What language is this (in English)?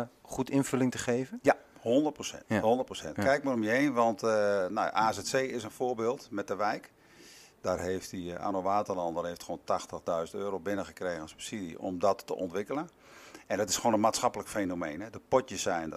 Dutch